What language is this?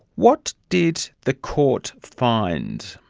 English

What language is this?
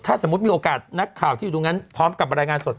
Thai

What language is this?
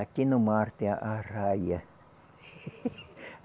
Portuguese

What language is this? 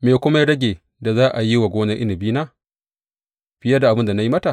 Hausa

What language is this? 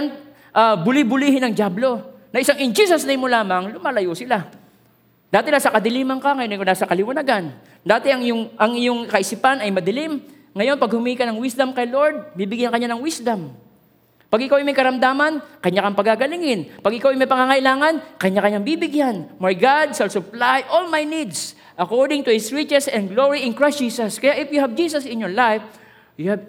Filipino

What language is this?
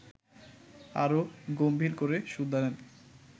Bangla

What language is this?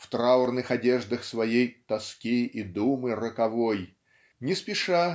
Russian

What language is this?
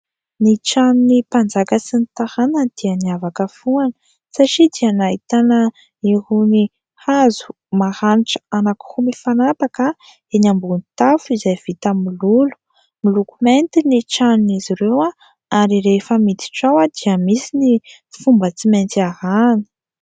Malagasy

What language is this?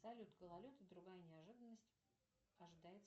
Russian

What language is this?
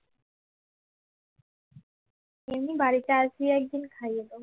Bangla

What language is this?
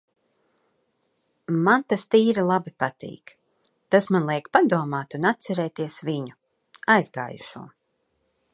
Latvian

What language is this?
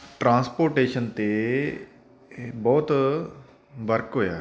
Punjabi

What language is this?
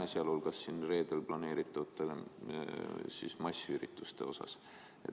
Estonian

